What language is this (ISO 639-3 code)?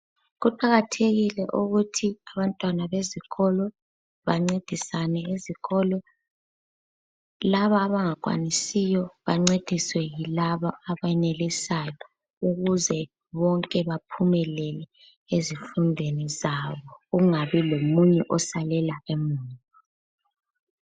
nde